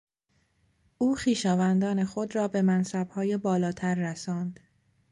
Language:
Persian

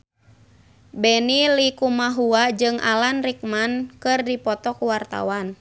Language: Sundanese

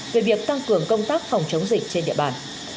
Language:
Vietnamese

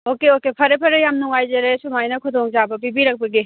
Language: Manipuri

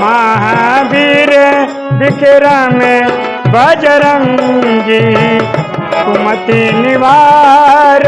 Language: Hindi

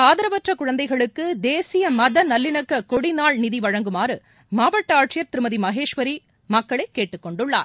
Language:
Tamil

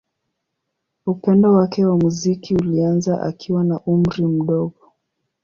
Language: Swahili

